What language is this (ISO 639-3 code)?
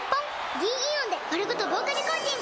jpn